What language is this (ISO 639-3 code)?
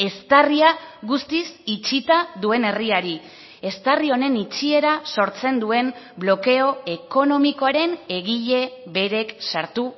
eus